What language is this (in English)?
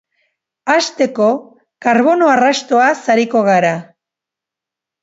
Basque